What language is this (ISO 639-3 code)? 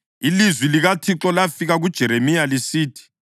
nde